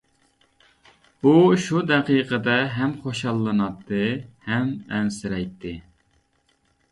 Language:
Uyghur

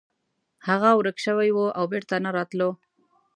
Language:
Pashto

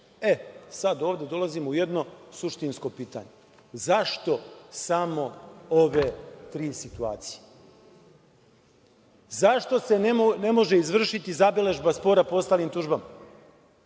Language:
Serbian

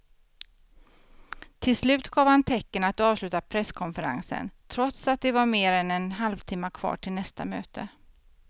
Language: Swedish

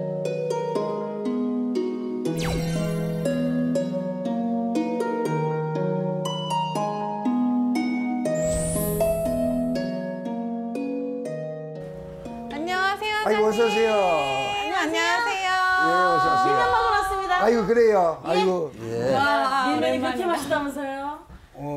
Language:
Korean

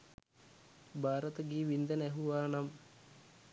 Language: Sinhala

